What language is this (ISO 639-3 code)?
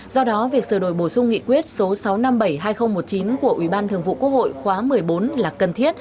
vie